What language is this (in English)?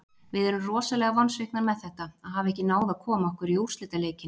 Icelandic